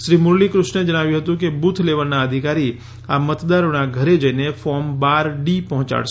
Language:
Gujarati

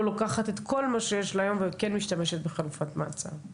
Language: Hebrew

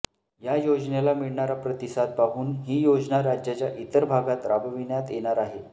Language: Marathi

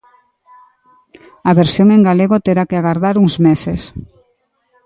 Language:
Galician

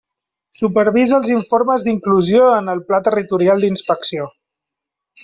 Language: Catalan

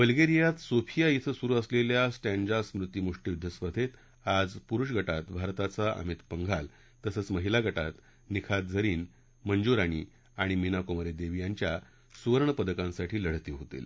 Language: Marathi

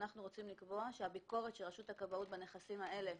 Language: Hebrew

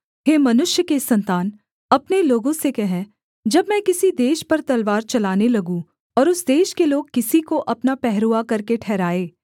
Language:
Hindi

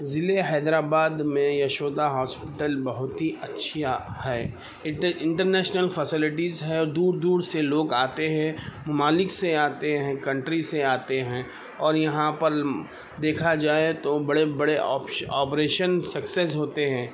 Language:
Urdu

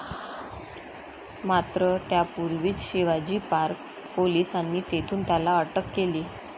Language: Marathi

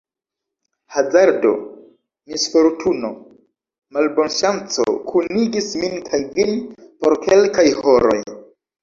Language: Esperanto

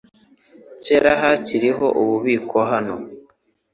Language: Kinyarwanda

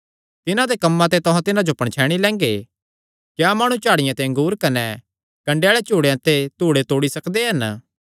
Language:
Kangri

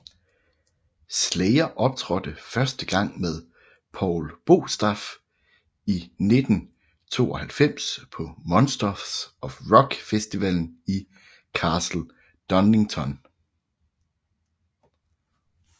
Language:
Danish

